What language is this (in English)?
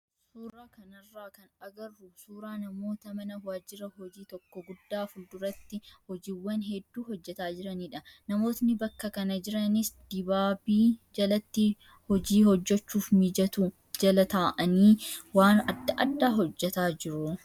Oromo